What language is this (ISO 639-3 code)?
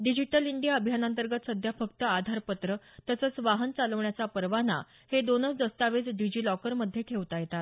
mar